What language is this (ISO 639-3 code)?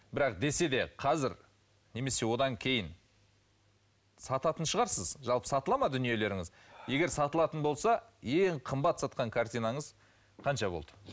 kaz